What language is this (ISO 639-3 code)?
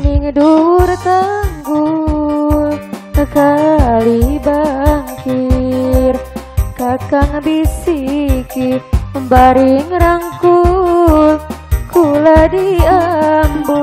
ind